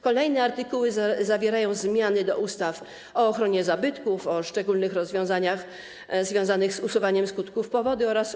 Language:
Polish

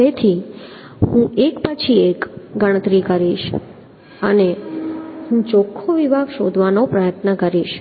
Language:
Gujarati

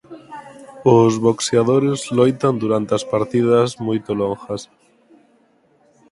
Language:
Galician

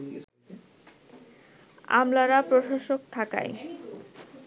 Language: Bangla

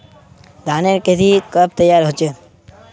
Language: Magahi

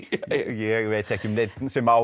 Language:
Icelandic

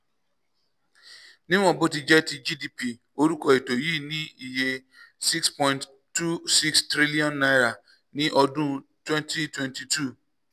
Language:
Yoruba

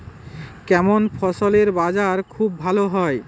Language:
Bangla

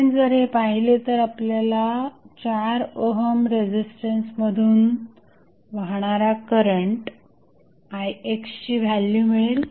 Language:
Marathi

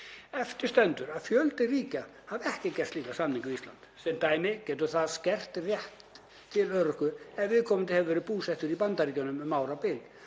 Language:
Icelandic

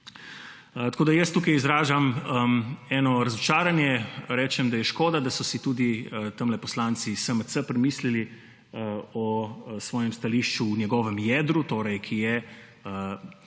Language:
Slovenian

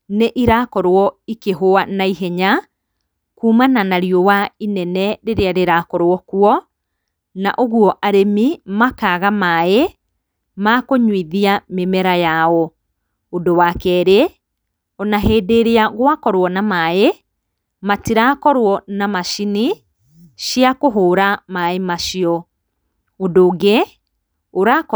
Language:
Kikuyu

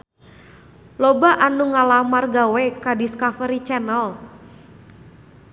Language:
Sundanese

